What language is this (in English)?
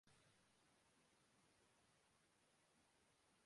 Urdu